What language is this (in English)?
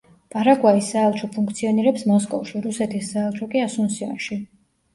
Georgian